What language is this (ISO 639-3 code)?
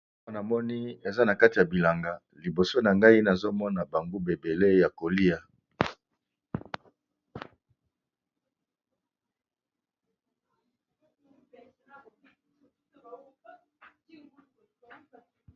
lin